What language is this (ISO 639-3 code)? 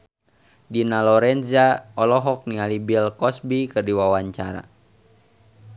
sun